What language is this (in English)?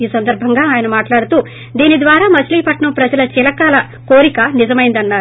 Telugu